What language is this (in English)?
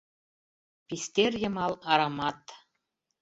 Mari